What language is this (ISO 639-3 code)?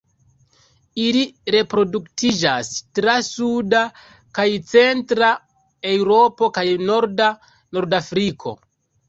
epo